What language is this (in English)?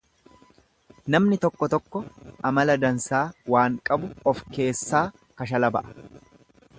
Oromo